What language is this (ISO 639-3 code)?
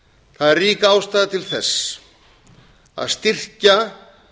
isl